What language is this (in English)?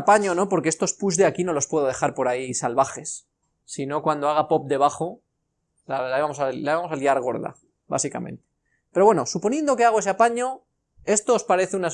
Spanish